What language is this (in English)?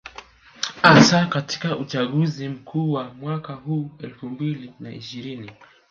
Swahili